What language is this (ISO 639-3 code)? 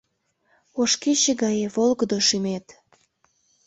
chm